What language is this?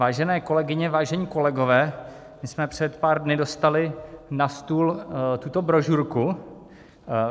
Czech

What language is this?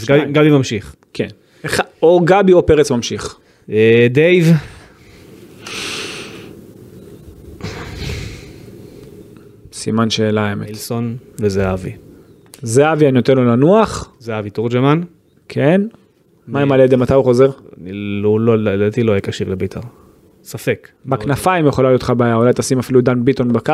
Hebrew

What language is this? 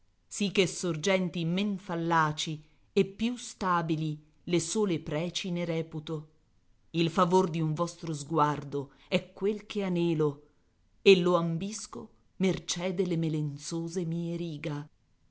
Italian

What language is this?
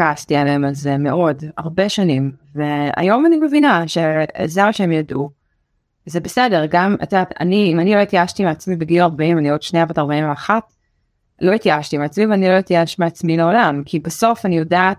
Hebrew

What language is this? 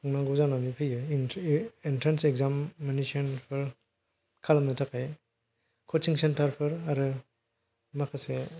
Bodo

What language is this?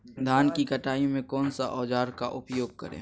Magahi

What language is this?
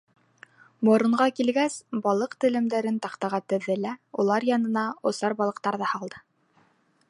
Bashkir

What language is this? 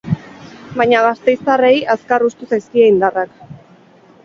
Basque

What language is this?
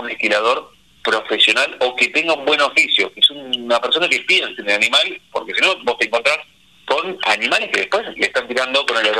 Spanish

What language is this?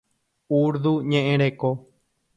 Guarani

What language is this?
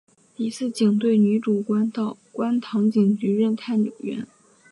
Chinese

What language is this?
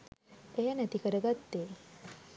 Sinhala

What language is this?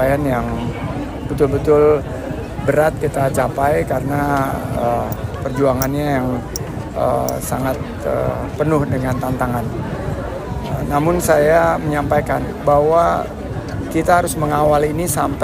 Indonesian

